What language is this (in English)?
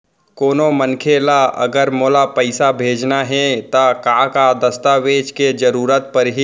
Chhattisgarhi